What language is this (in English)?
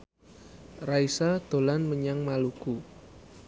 Javanese